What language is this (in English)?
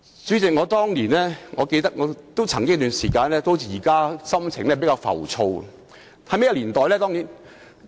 Cantonese